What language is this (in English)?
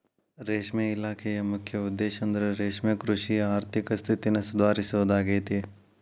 Kannada